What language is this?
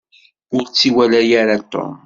Kabyle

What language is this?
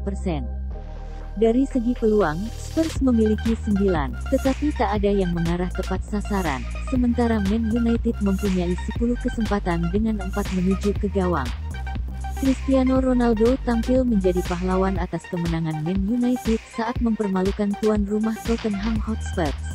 Indonesian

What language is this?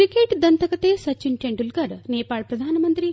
Kannada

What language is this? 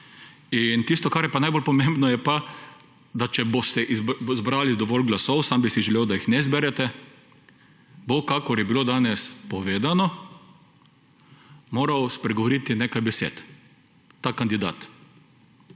Slovenian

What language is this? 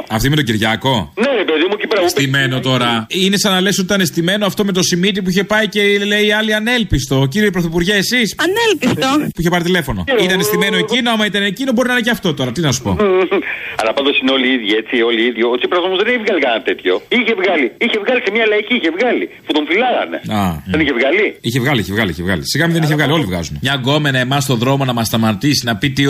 Greek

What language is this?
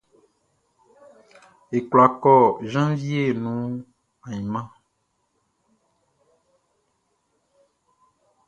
Baoulé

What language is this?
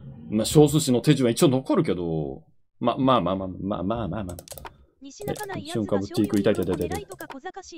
Japanese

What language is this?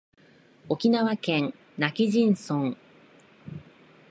Japanese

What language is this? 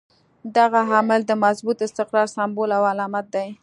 Pashto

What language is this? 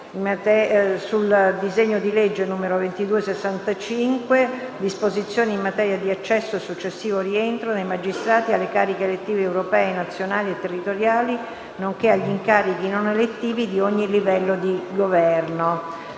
Italian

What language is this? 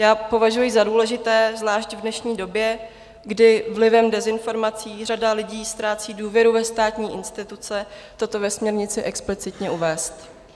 Czech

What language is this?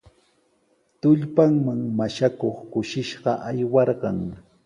Sihuas Ancash Quechua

